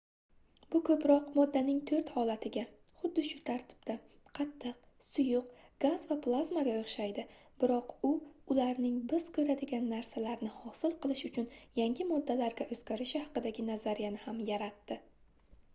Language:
Uzbek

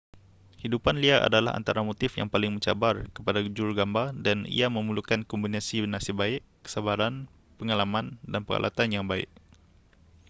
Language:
Malay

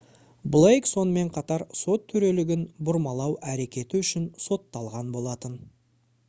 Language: Kazakh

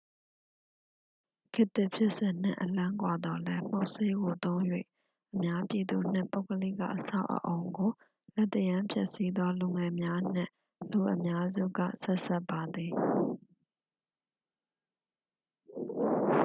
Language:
Burmese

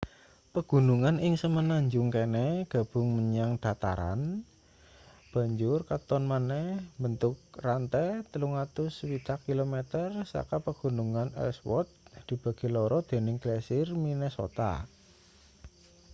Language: Javanese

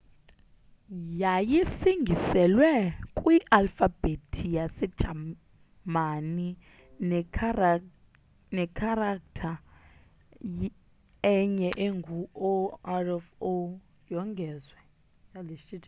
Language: Xhosa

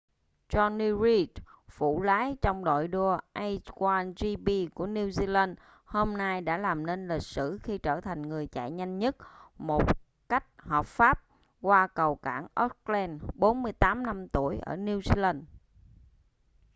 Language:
Vietnamese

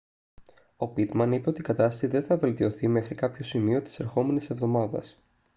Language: Greek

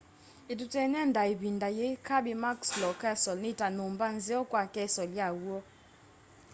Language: Kamba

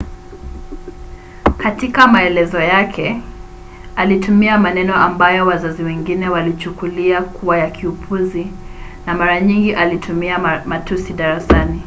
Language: Swahili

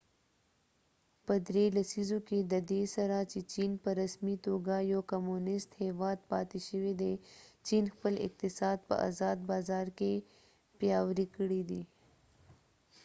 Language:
Pashto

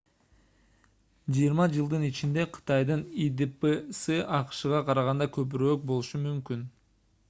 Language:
Kyrgyz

